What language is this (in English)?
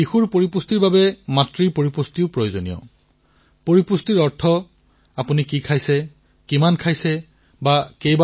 Assamese